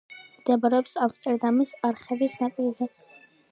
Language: Georgian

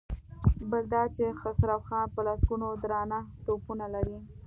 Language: Pashto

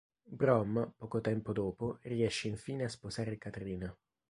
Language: Italian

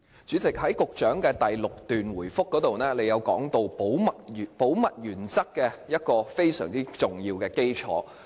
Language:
Cantonese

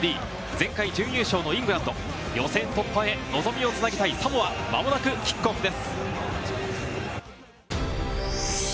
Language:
Japanese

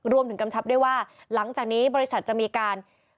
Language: Thai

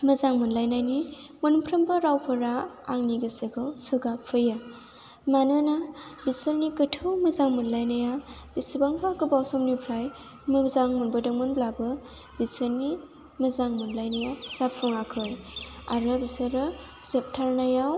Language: Bodo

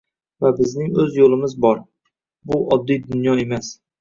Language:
Uzbek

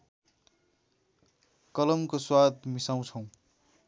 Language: Nepali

